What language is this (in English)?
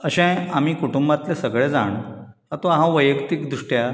Konkani